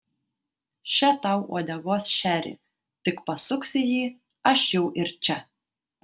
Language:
Lithuanian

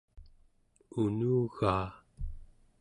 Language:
Central Yupik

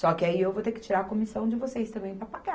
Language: Portuguese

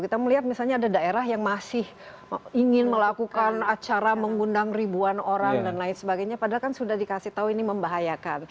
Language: Indonesian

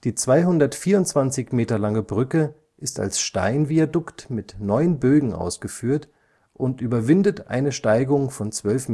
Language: German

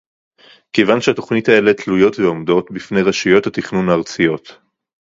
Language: Hebrew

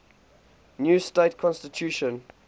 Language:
English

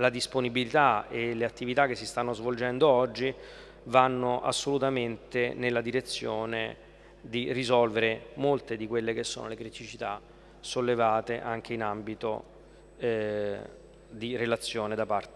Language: Italian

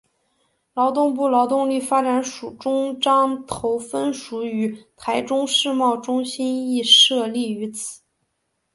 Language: Chinese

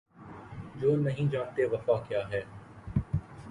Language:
Urdu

